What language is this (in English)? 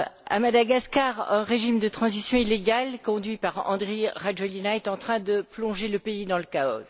French